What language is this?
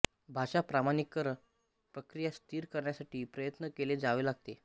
Marathi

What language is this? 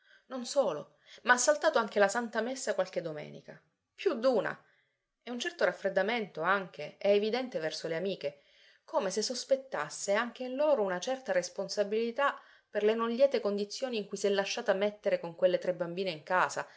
Italian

